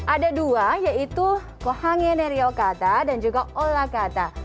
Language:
Indonesian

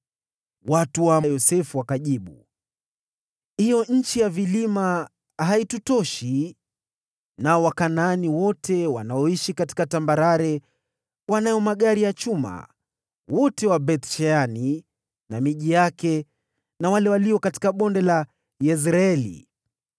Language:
Swahili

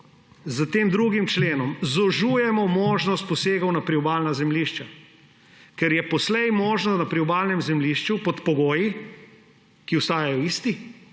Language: Slovenian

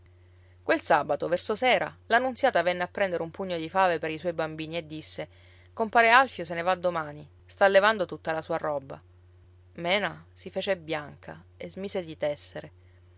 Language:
Italian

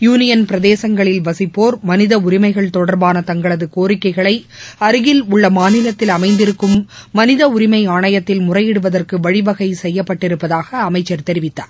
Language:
Tamil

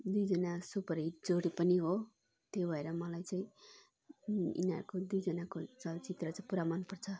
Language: Nepali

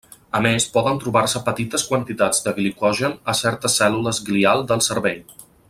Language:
Catalan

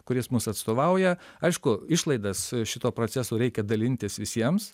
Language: Lithuanian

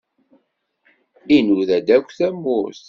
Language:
Kabyle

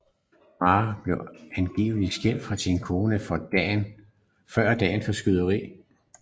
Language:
Danish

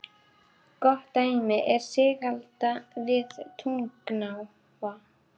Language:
Icelandic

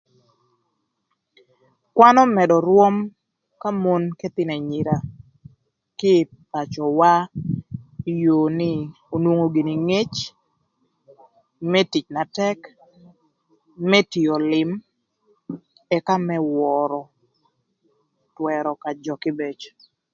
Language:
Thur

